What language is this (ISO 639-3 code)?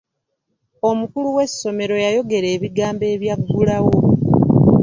lug